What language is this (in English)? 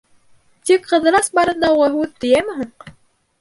Bashkir